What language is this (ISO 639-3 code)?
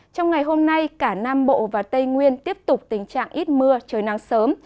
vie